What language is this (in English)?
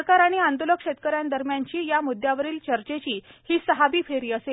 Marathi